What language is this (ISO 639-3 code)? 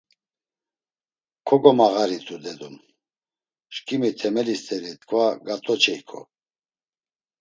lzz